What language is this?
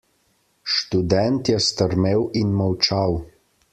Slovenian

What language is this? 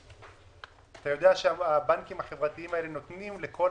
Hebrew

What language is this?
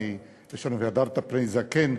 Hebrew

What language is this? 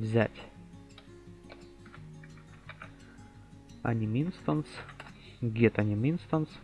Russian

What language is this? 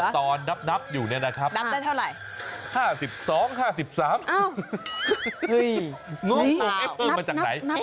Thai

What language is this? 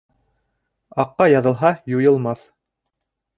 Bashkir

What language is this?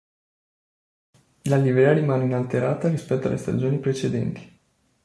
Italian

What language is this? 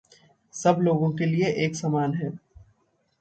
Hindi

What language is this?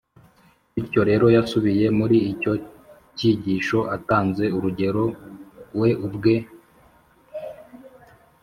Kinyarwanda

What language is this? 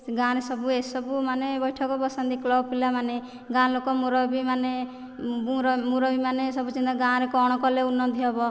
Odia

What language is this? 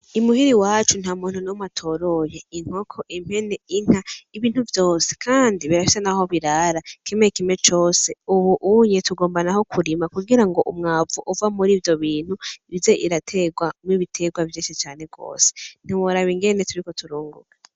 Rundi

